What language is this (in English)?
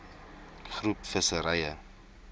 Afrikaans